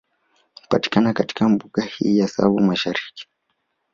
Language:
Swahili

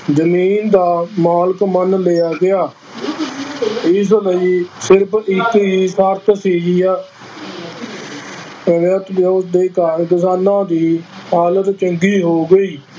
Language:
Punjabi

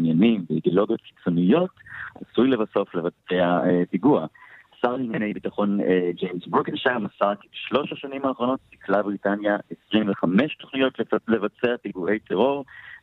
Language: Hebrew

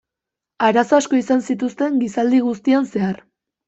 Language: Basque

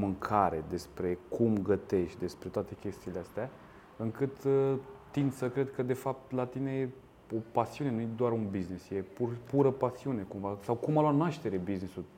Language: Romanian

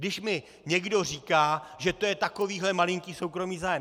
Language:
Czech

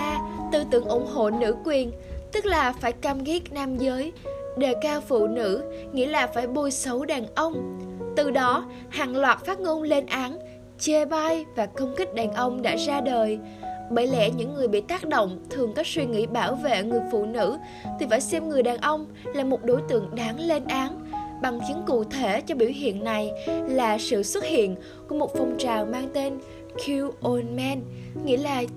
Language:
Vietnamese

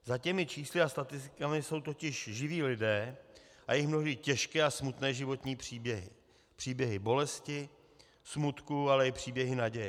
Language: Czech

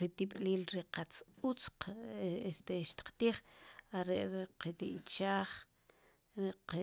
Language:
Sipacapense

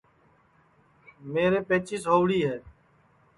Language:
Sansi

